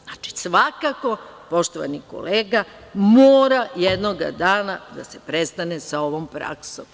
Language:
Serbian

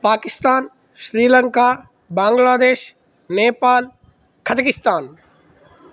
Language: Sanskrit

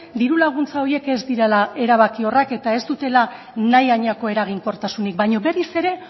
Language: Basque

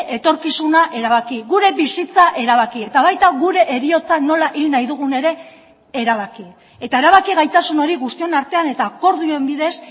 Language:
Basque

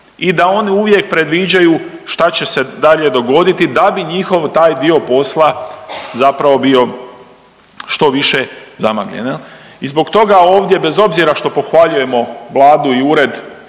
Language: Croatian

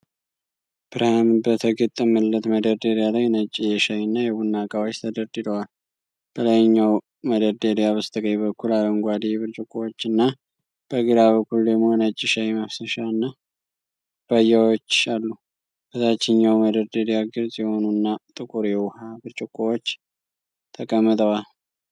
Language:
Amharic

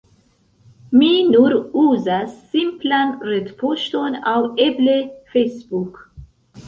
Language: Esperanto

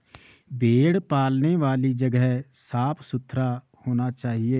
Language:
Hindi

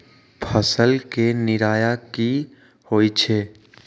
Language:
Magahi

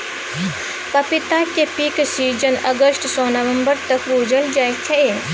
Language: Maithili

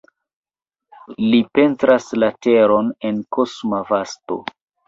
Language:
Esperanto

